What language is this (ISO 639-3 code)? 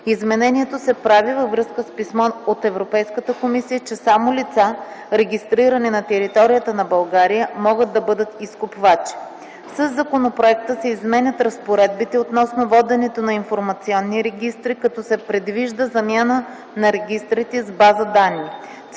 bul